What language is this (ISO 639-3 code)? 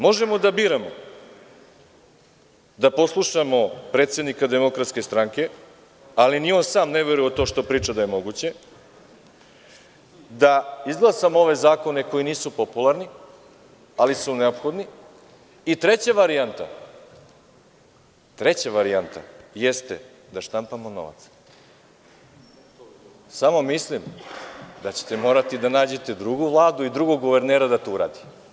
srp